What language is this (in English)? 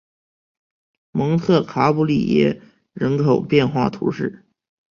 Chinese